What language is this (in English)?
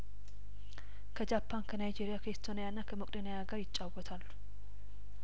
Amharic